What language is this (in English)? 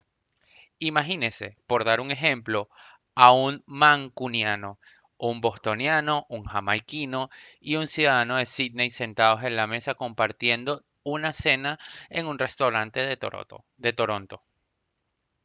Spanish